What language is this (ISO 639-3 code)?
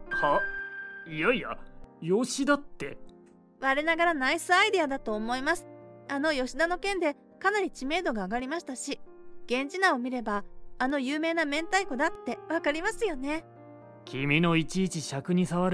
jpn